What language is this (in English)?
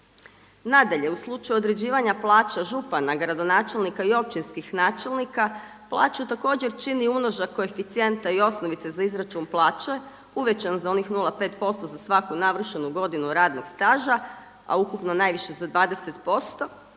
Croatian